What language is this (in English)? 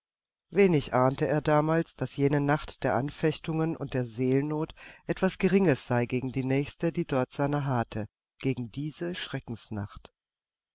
German